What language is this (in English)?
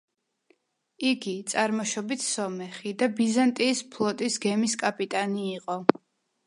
Georgian